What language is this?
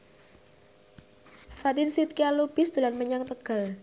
Javanese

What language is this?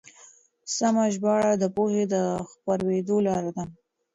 Pashto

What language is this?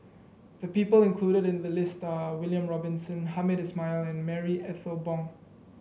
English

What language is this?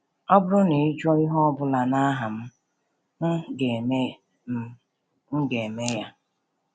Igbo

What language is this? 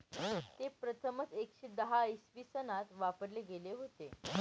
Marathi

